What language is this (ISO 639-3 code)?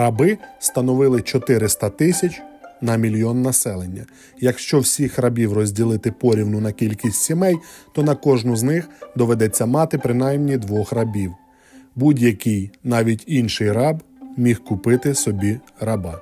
ukr